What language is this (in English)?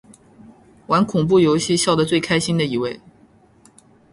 Chinese